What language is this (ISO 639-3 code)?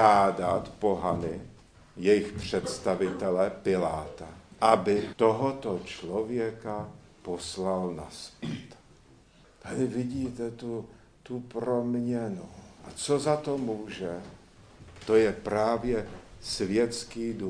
ces